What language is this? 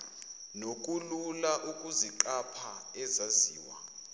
Zulu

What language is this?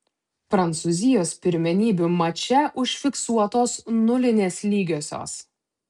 Lithuanian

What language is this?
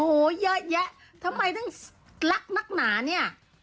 Thai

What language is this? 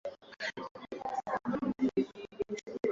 Swahili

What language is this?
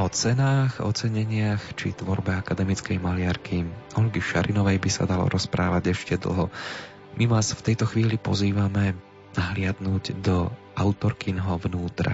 Slovak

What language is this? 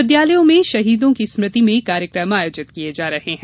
Hindi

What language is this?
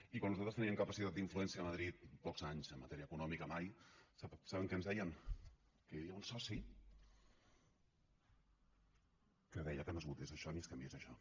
Catalan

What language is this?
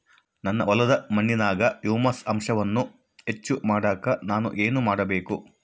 Kannada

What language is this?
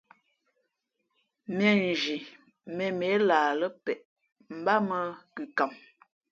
Fe'fe'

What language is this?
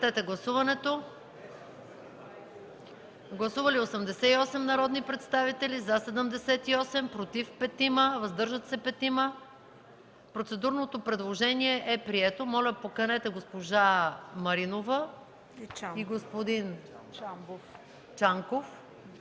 Bulgarian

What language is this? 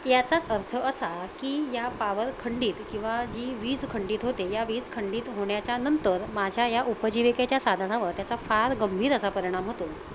Marathi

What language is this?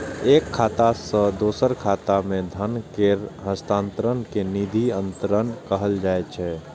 Maithili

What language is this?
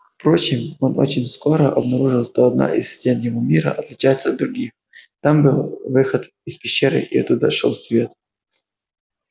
Russian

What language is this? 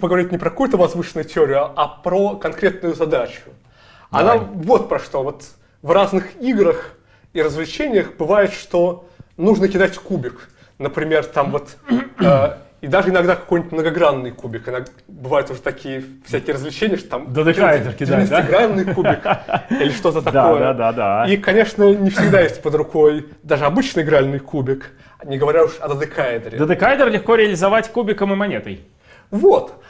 Russian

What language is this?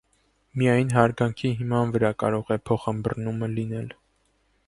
Armenian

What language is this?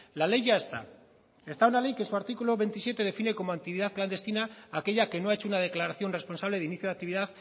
Spanish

